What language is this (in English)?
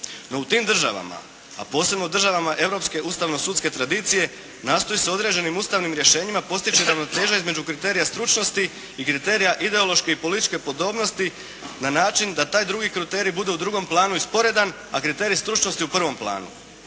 Croatian